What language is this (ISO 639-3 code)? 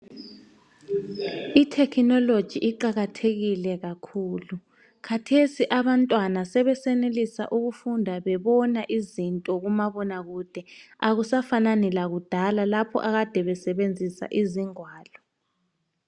nde